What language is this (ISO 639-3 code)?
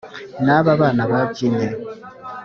kin